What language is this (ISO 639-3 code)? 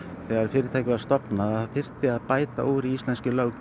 isl